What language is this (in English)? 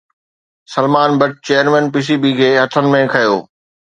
Sindhi